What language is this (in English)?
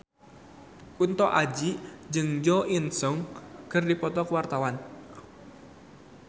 Sundanese